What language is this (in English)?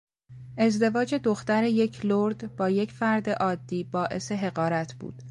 Persian